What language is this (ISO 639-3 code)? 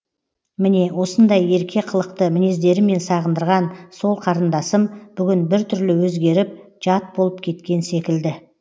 kaz